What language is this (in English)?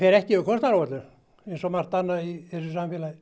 Icelandic